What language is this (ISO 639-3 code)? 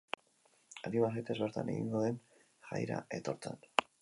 eus